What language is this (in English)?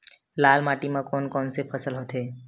Chhattisgarhi